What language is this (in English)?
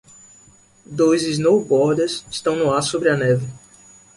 Portuguese